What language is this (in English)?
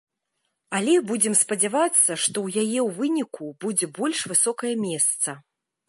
Belarusian